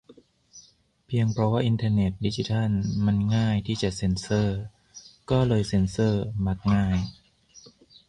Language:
Thai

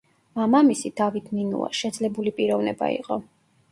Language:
Georgian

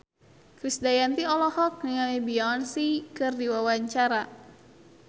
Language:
Sundanese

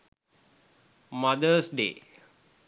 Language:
Sinhala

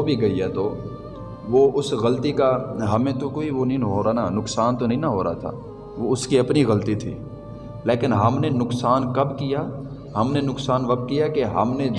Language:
Urdu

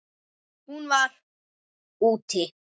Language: Icelandic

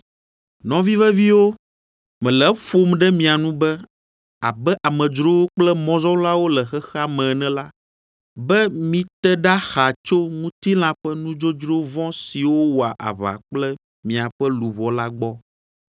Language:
Ewe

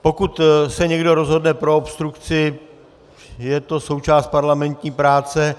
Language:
Czech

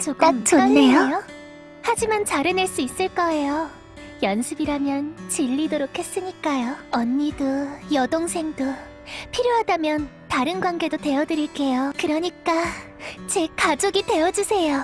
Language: Korean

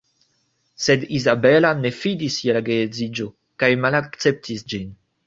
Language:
Esperanto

